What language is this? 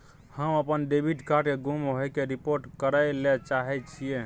Maithili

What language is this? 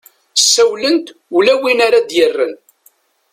Kabyle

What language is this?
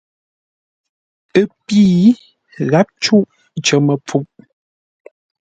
Ngombale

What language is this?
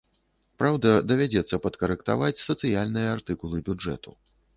Belarusian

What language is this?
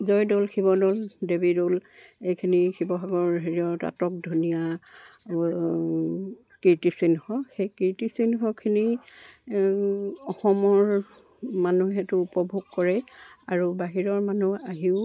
Assamese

